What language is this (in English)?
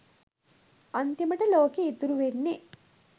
Sinhala